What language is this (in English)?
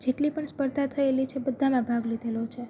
Gujarati